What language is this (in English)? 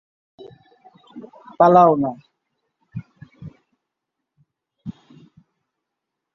Bangla